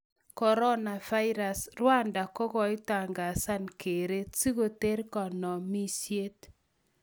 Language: Kalenjin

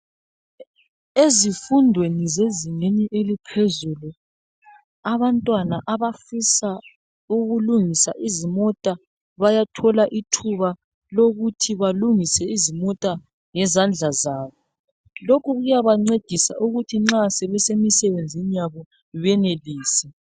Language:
North Ndebele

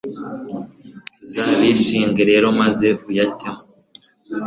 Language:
Kinyarwanda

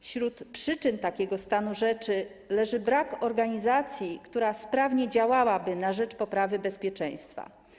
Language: Polish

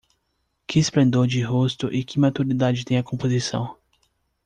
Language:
Portuguese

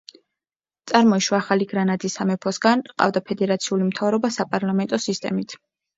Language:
Georgian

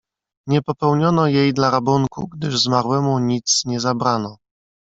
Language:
Polish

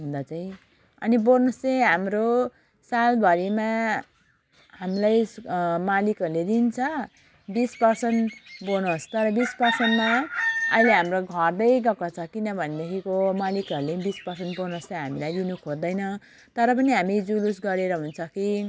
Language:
Nepali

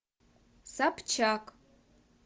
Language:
Russian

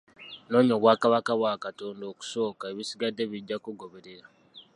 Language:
Ganda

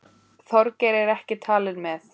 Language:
Icelandic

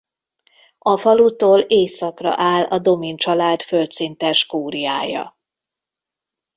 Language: Hungarian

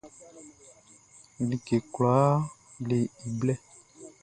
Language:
Baoulé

